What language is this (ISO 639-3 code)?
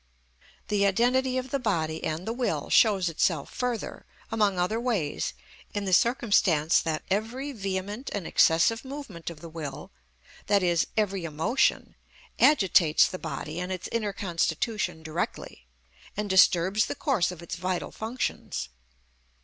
eng